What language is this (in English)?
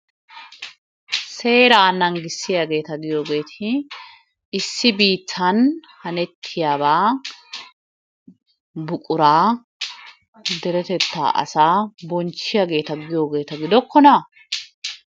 Wolaytta